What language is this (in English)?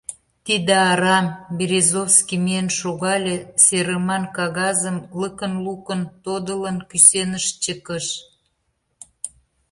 Mari